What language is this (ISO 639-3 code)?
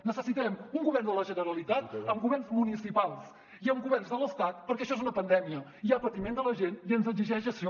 cat